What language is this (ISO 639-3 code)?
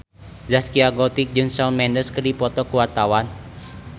sun